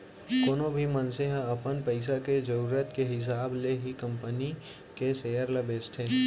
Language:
Chhattisgarhi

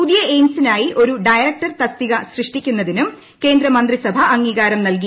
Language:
Malayalam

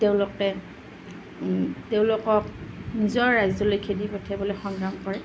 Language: Assamese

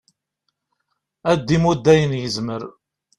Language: Kabyle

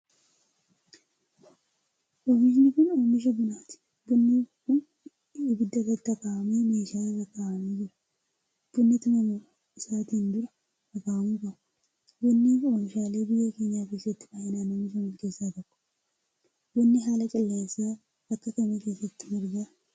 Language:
Oromo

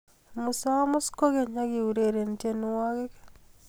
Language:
Kalenjin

